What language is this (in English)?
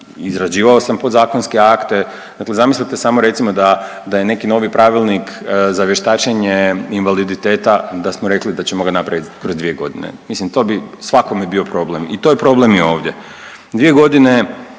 Croatian